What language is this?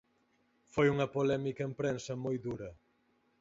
Galician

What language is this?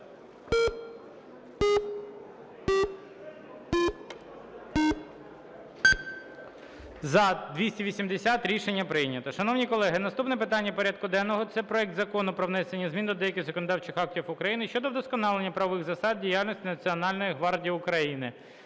Ukrainian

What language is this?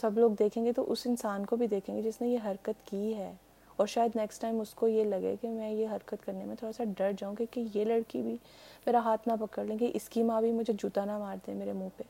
Urdu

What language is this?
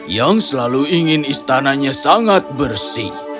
Indonesian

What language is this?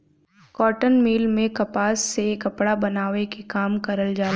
Bhojpuri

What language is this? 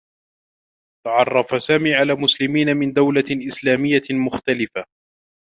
Arabic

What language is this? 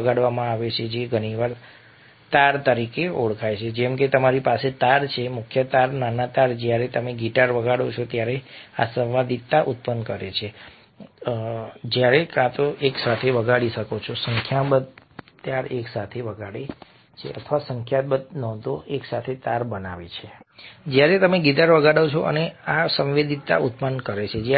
Gujarati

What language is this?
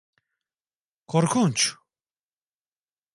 Turkish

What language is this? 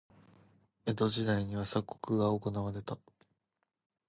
Japanese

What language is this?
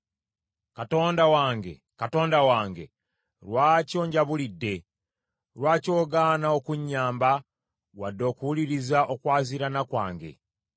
Ganda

